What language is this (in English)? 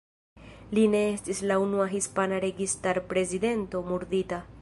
Esperanto